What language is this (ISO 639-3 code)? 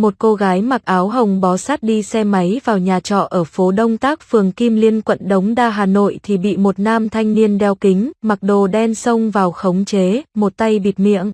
vie